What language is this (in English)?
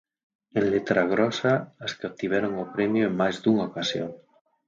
Galician